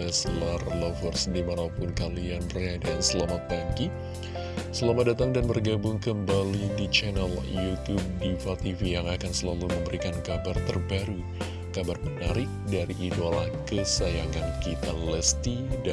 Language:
Indonesian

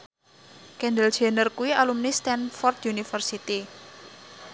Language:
Javanese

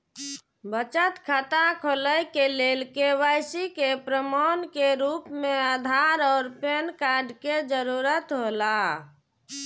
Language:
Maithili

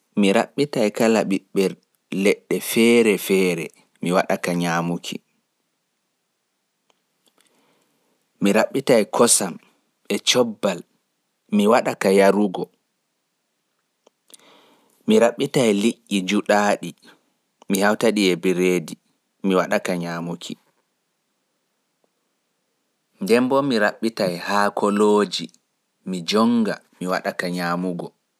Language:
Fula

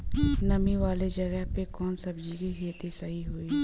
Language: Bhojpuri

